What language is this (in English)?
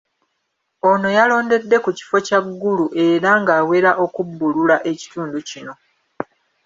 Ganda